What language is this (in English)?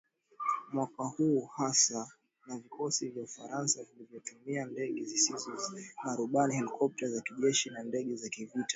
Swahili